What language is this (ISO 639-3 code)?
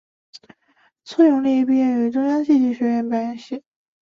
zho